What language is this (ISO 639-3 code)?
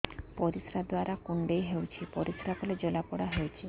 ori